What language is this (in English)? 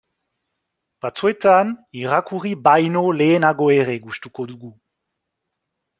Basque